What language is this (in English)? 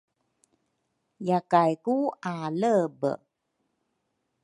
Rukai